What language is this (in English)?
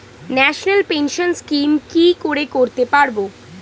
Bangla